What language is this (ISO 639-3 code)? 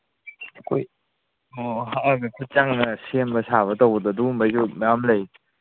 mni